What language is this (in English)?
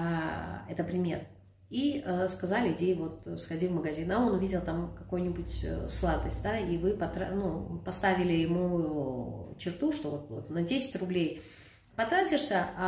Russian